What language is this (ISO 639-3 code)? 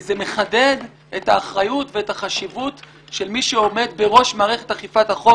heb